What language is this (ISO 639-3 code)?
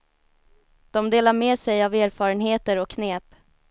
swe